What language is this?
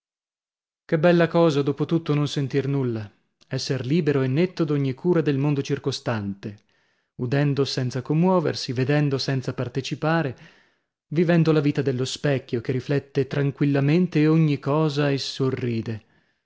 Italian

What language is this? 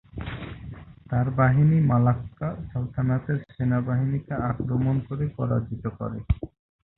Bangla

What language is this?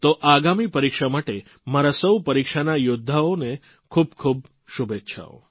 Gujarati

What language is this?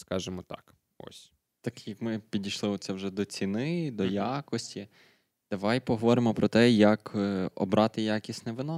Ukrainian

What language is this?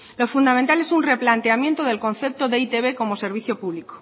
Spanish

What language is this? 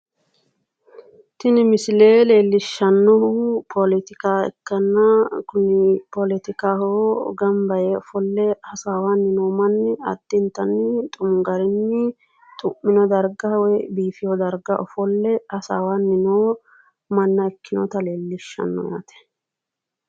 Sidamo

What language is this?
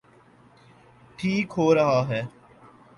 Urdu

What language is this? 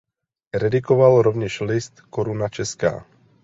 Czech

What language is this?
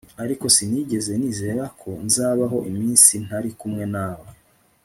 Kinyarwanda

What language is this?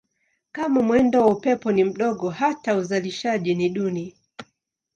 Swahili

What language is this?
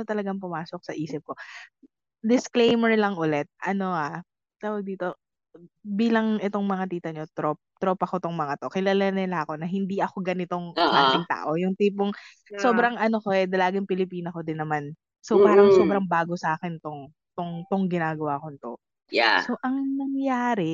Filipino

